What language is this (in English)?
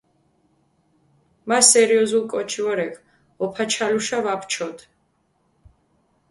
Mingrelian